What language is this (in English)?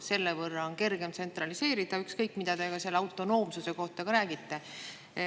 Estonian